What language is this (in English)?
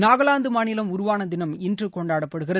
Tamil